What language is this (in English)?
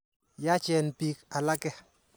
Kalenjin